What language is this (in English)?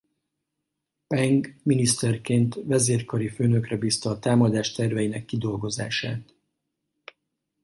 Hungarian